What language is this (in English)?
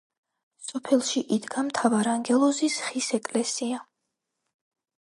Georgian